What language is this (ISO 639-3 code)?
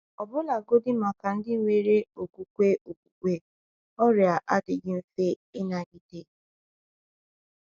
ibo